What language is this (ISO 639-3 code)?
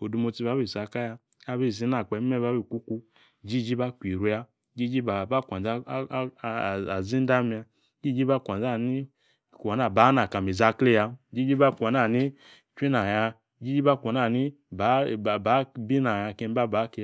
ekr